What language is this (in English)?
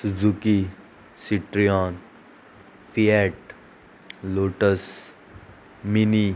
Konkani